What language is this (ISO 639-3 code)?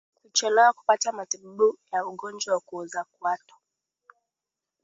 swa